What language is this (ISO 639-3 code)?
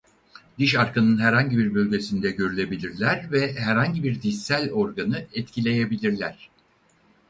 tur